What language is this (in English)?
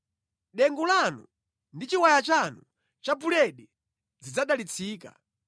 Nyanja